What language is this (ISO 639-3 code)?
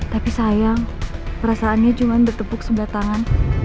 ind